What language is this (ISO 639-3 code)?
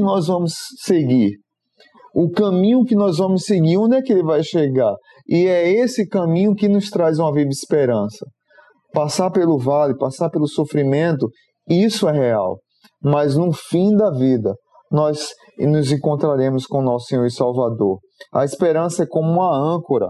por